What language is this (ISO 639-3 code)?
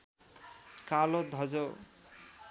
nep